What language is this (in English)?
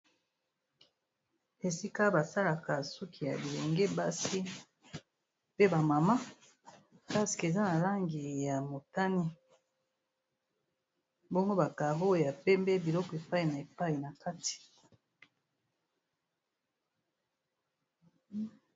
Lingala